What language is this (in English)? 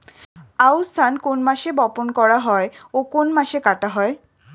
Bangla